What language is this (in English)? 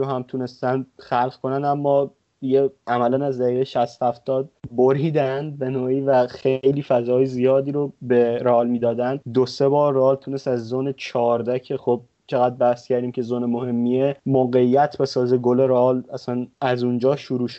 Persian